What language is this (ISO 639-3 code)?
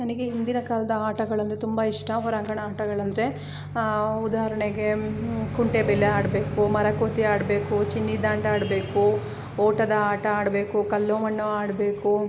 kan